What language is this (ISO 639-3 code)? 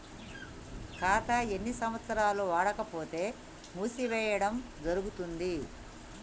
tel